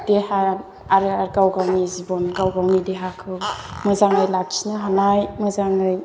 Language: Bodo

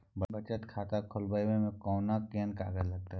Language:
Maithili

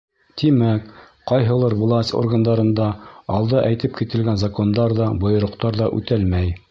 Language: Bashkir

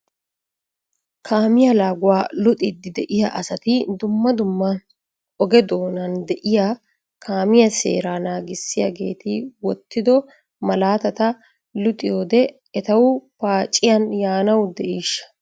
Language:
Wolaytta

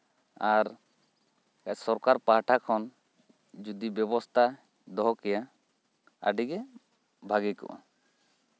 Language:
Santali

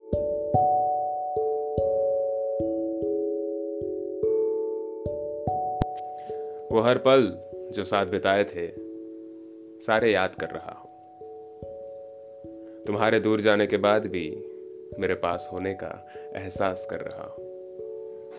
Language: Hindi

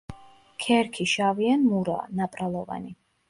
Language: Georgian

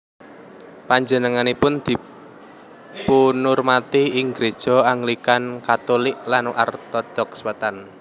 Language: Javanese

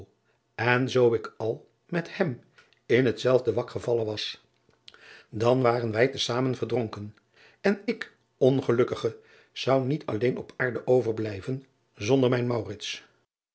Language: Dutch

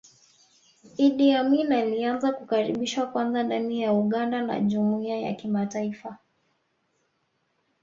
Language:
Swahili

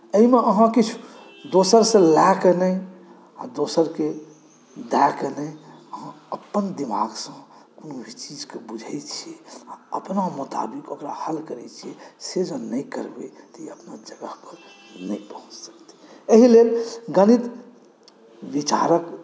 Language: Maithili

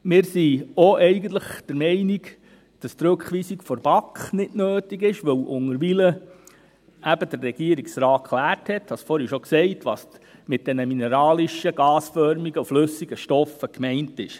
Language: Swiss German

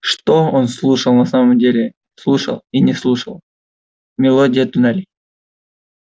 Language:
Russian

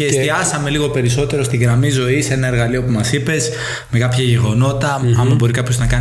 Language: Greek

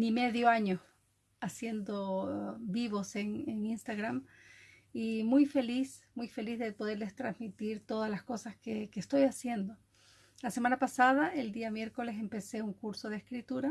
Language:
Spanish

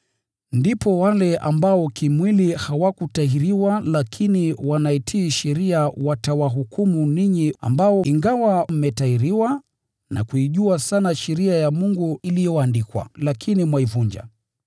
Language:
Swahili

